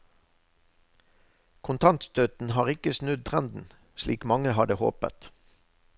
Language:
Norwegian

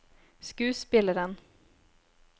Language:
Norwegian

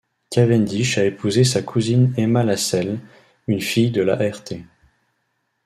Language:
French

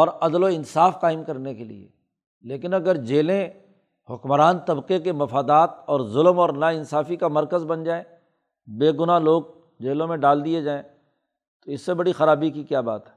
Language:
Urdu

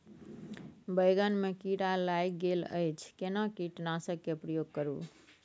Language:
Maithili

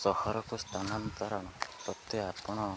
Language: Odia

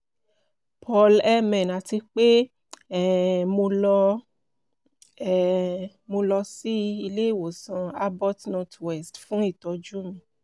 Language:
Yoruba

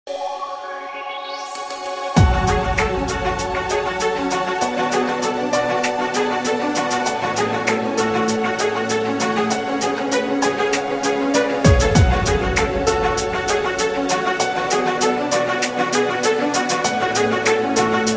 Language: Romanian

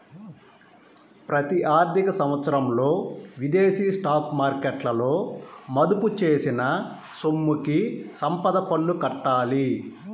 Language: Telugu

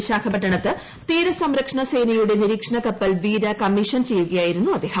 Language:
Malayalam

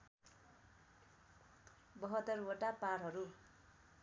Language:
Nepali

